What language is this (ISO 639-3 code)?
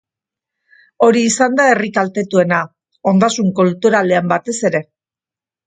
eus